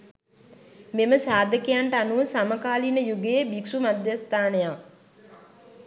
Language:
Sinhala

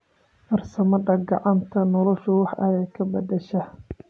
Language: Somali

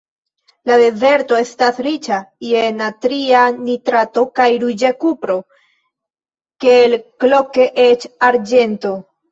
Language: Esperanto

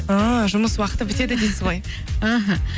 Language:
Kazakh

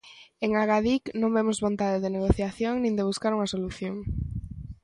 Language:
Galician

